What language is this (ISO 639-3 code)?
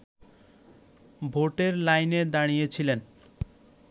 ben